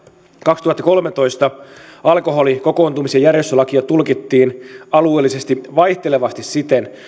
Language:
Finnish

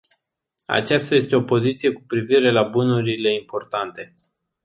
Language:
Romanian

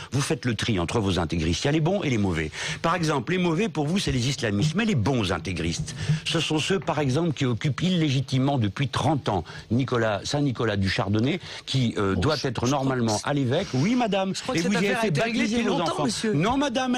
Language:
French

